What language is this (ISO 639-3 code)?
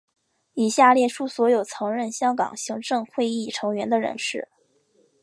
zho